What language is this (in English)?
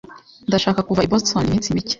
Kinyarwanda